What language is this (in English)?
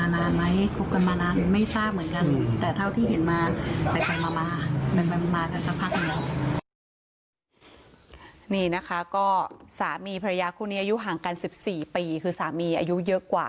Thai